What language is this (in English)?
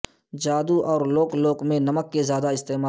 Urdu